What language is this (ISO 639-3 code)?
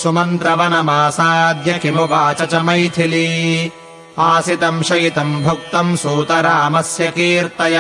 kan